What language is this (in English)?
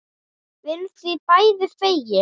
Icelandic